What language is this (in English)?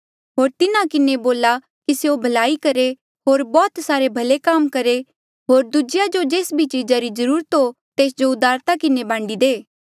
Mandeali